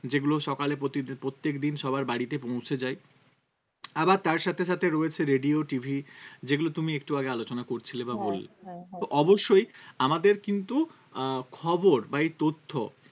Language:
Bangla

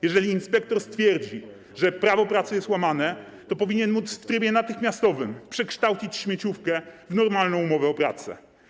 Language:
Polish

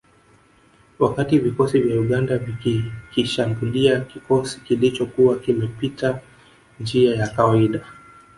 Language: Swahili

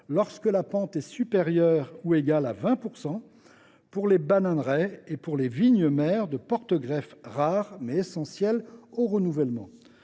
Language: French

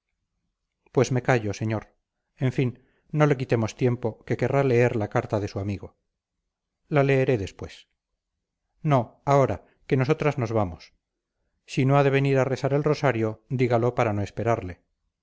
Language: Spanish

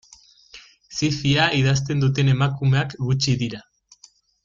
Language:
Basque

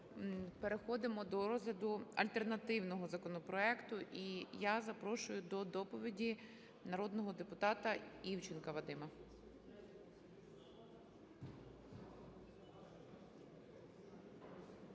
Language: Ukrainian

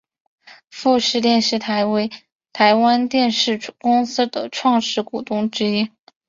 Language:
Chinese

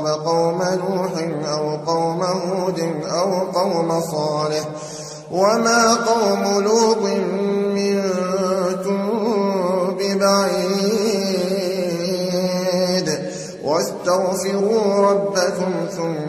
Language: Arabic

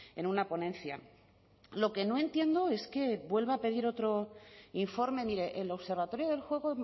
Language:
Spanish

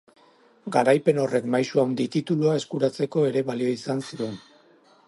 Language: Basque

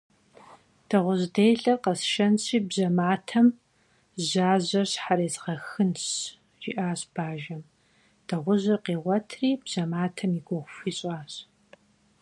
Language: Kabardian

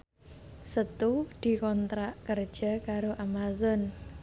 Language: Javanese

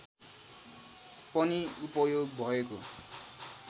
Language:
Nepali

